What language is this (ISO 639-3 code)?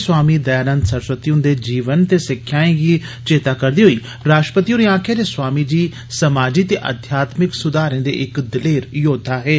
doi